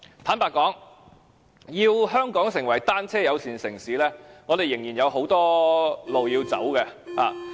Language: Cantonese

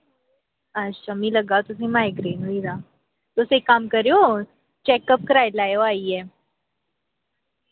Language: Dogri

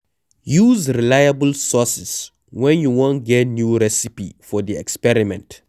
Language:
Nigerian Pidgin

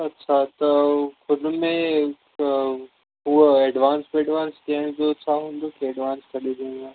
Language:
Sindhi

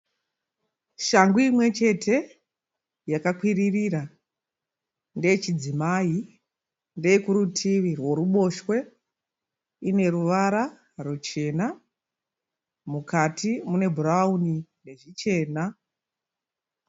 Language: Shona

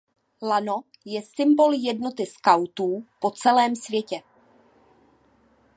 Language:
Czech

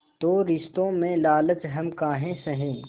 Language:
Hindi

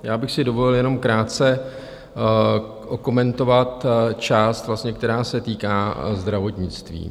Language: Czech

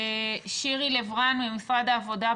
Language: Hebrew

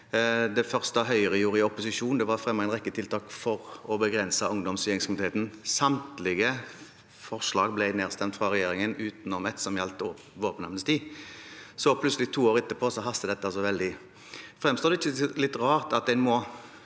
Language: Norwegian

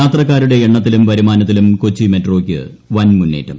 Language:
Malayalam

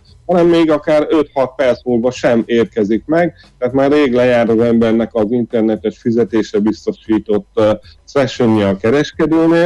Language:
Hungarian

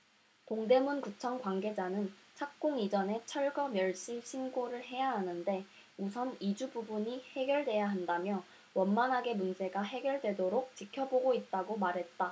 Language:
Korean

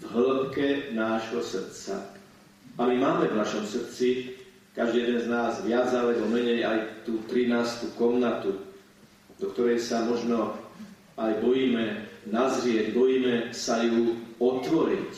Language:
Slovak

